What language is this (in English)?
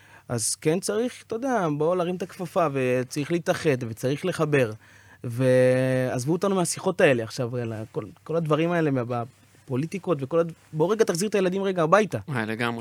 Hebrew